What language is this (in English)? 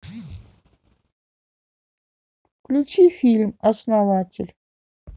Russian